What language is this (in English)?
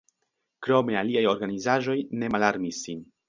Esperanto